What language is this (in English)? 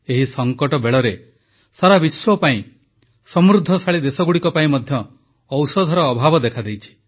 Odia